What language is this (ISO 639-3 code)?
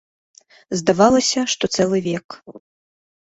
bel